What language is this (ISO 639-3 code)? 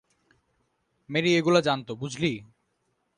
ben